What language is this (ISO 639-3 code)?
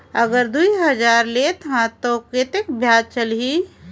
hne